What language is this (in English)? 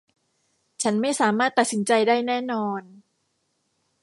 Thai